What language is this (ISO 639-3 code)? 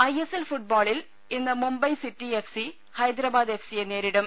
mal